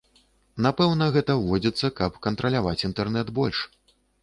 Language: Belarusian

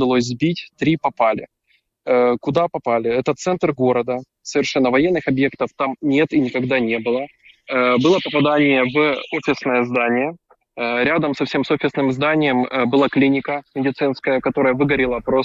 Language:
Russian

